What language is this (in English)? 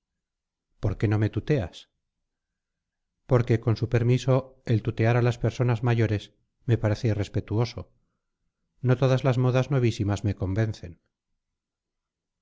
Spanish